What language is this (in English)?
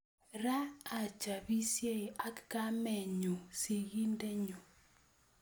Kalenjin